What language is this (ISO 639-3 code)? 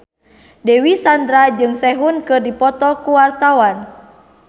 sun